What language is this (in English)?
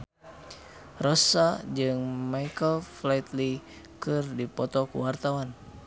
Sundanese